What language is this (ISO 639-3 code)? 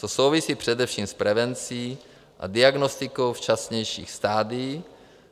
ces